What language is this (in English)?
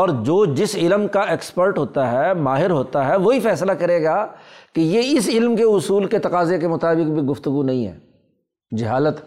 Urdu